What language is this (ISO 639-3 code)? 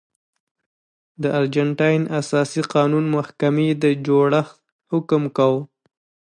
pus